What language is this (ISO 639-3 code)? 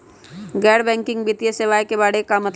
mag